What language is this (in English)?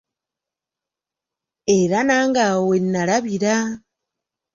Ganda